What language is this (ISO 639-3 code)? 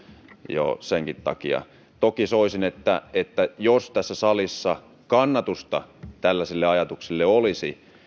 fin